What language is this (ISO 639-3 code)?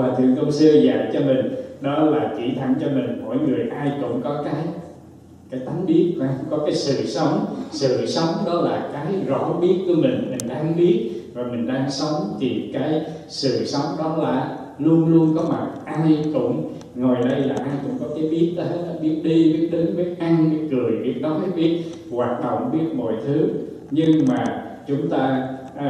vie